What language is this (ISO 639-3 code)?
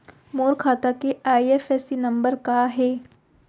hne